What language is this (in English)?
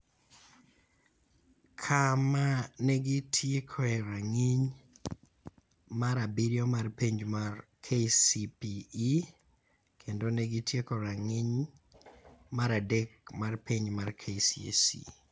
Luo (Kenya and Tanzania)